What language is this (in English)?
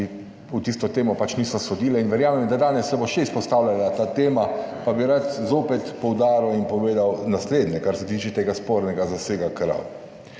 Slovenian